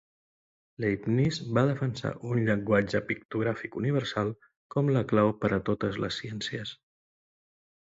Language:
Catalan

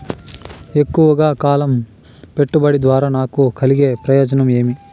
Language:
Telugu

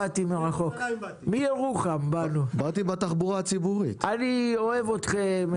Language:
Hebrew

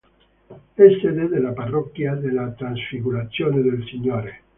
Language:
Italian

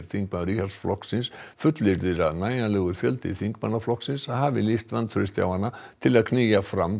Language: Icelandic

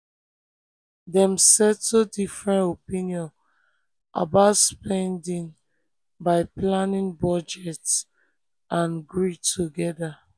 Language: Nigerian Pidgin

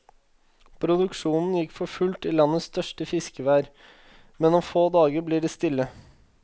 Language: Norwegian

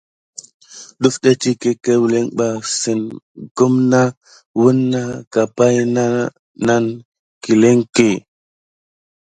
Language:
Gidar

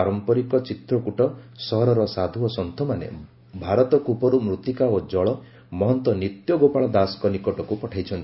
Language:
Odia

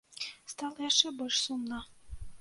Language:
Belarusian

